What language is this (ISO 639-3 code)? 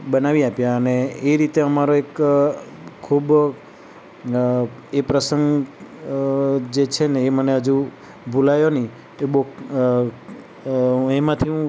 guj